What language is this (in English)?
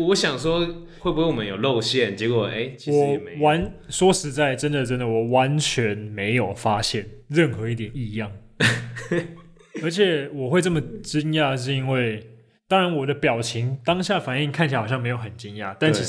Chinese